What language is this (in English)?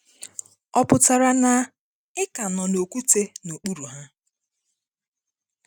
Igbo